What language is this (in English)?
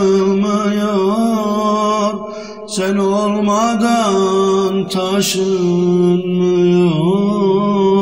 Turkish